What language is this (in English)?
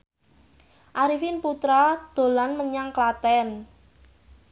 Javanese